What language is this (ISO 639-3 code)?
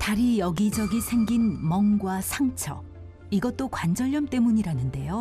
kor